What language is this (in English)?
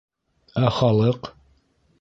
Bashkir